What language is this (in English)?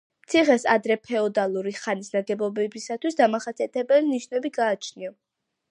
Georgian